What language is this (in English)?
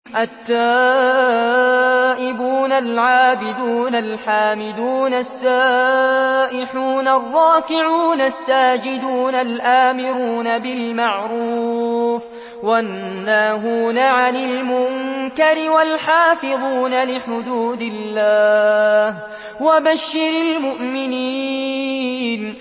Arabic